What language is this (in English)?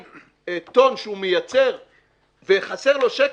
Hebrew